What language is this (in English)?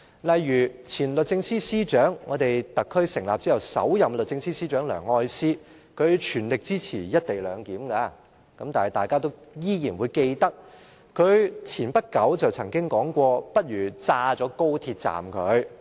Cantonese